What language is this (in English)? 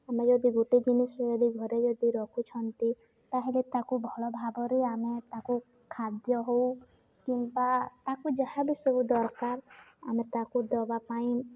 Odia